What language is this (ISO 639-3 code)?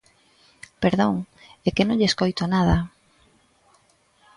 glg